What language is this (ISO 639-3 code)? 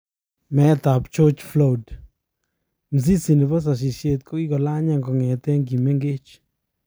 kln